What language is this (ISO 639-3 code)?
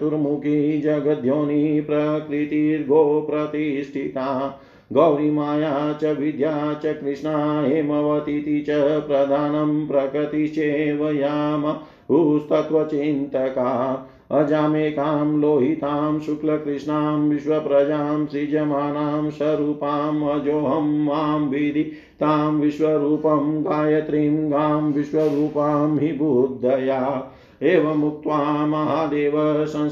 hin